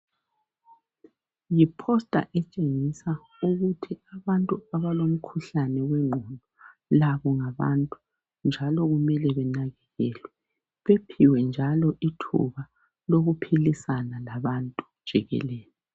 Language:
North Ndebele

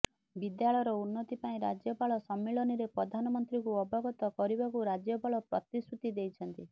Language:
Odia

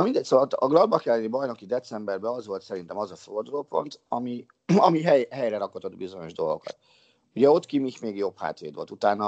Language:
Hungarian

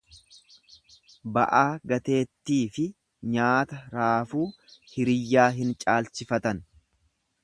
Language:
Oromo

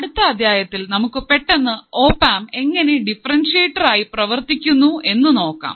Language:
Malayalam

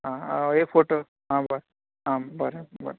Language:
Konkani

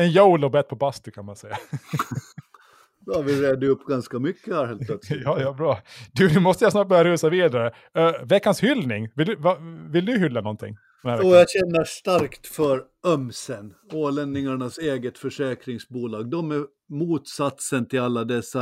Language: Swedish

